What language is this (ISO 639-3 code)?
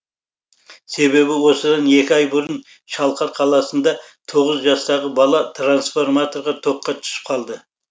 kaz